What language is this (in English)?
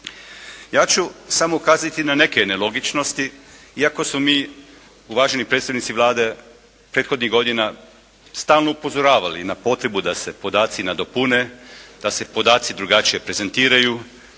Croatian